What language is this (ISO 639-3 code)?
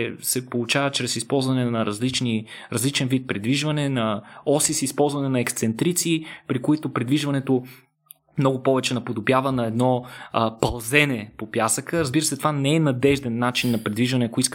bul